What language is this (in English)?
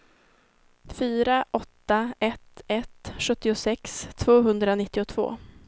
Swedish